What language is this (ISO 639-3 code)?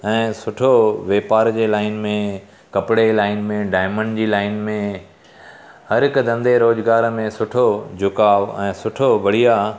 snd